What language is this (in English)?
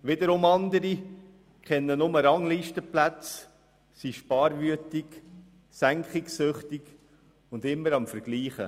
Swiss German